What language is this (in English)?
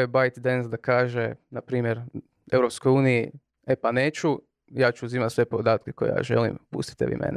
Croatian